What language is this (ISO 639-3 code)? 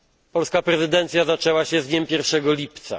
pol